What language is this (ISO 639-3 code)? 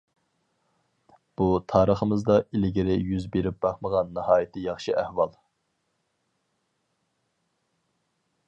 uig